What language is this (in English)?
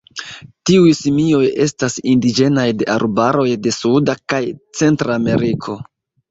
Esperanto